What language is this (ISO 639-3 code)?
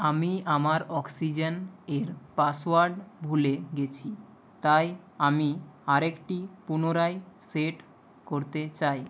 ben